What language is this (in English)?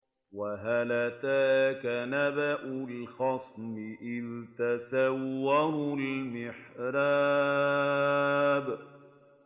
Arabic